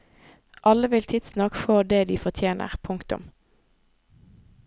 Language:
Norwegian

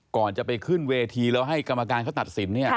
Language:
Thai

